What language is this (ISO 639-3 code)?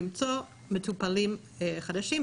heb